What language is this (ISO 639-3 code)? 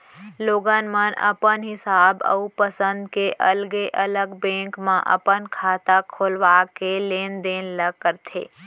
hne